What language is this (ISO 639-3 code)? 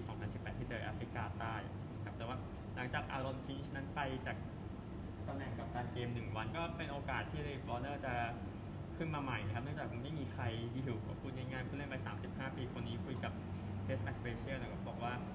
tha